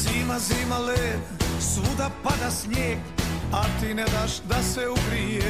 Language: Croatian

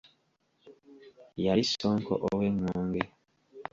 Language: Ganda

